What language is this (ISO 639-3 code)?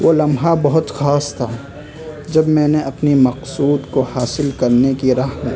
urd